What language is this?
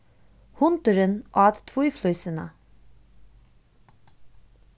Faroese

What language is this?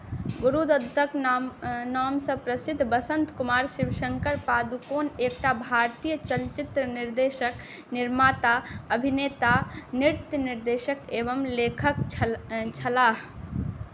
Maithili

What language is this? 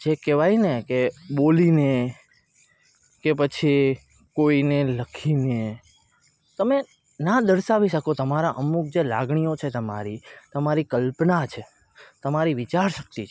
Gujarati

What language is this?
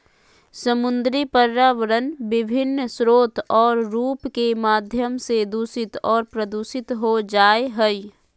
Magahi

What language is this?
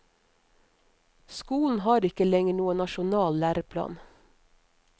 Norwegian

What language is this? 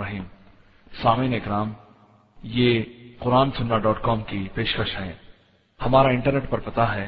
Urdu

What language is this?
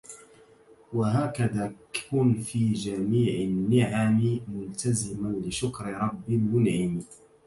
Arabic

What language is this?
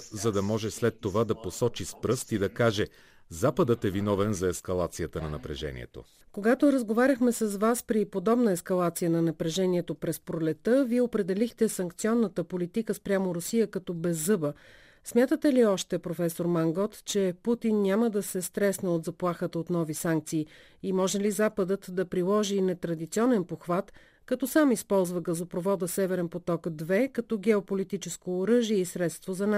Bulgarian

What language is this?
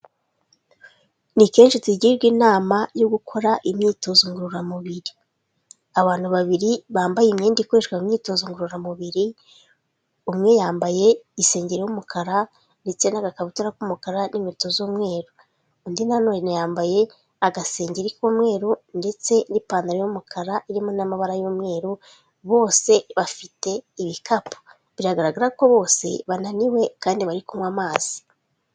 Kinyarwanda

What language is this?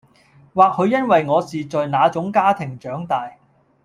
Cantonese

